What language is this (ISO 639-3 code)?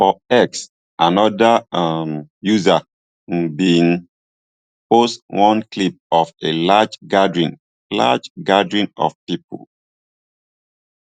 pcm